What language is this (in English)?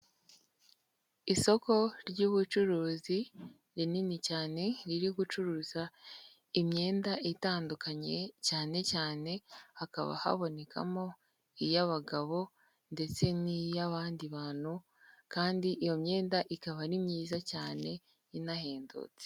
Kinyarwanda